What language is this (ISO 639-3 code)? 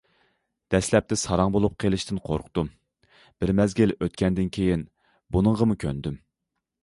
uig